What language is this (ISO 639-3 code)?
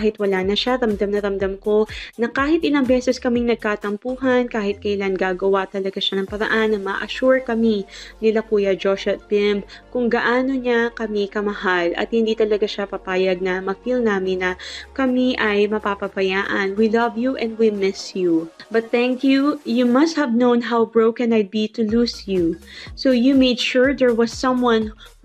fil